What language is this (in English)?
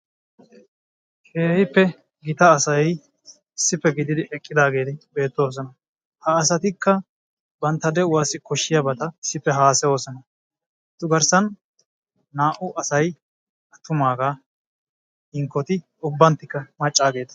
Wolaytta